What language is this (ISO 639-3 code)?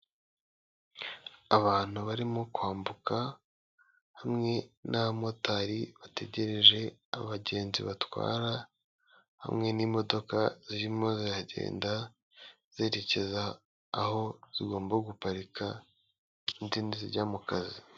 kin